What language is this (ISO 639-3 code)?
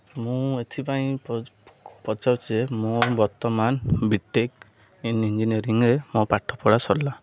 ori